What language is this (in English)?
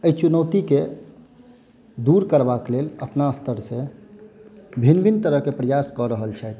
Maithili